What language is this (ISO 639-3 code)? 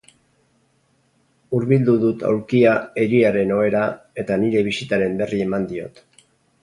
eus